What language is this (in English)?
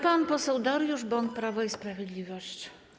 Polish